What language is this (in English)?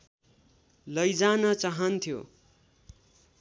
Nepali